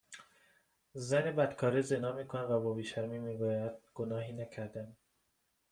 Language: Persian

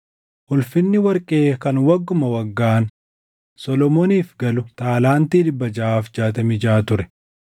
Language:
Oromo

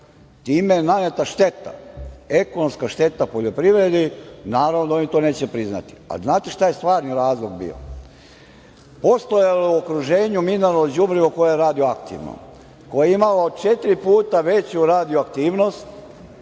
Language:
Serbian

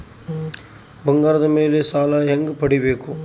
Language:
Kannada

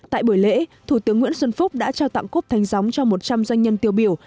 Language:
Vietnamese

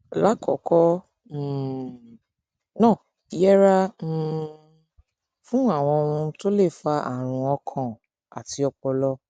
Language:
Yoruba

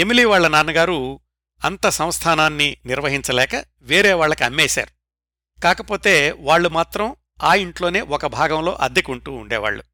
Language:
Telugu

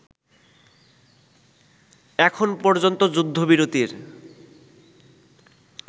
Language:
Bangla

